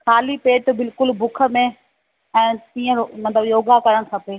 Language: Sindhi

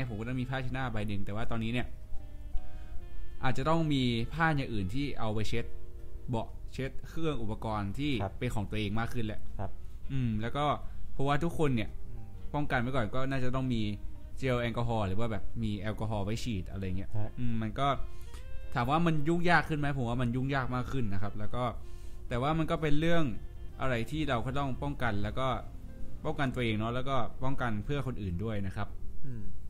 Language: Thai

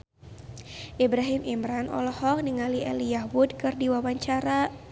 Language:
Sundanese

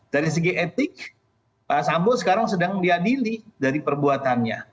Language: Indonesian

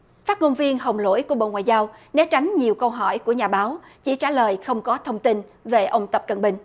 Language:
Vietnamese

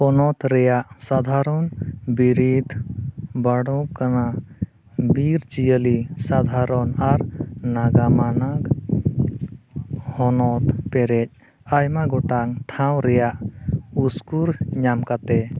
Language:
Santali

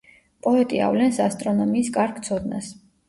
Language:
Georgian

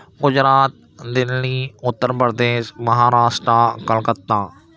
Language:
Urdu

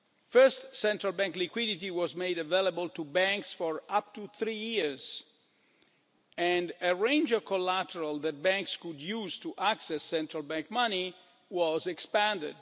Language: English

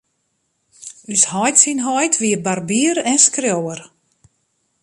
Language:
Western Frisian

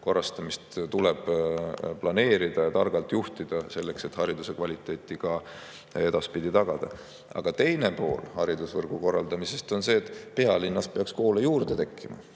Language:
Estonian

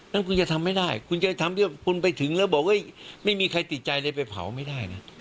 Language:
Thai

